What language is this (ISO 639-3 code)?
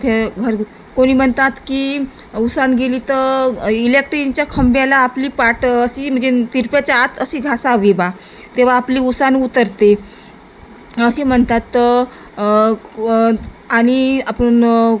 mar